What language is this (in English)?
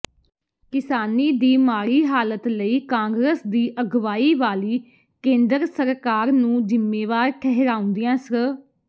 Punjabi